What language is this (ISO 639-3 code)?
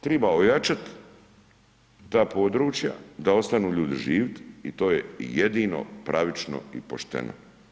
hrv